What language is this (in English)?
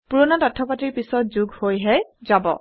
Assamese